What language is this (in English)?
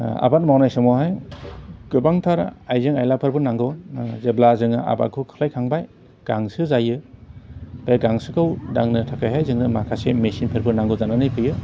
Bodo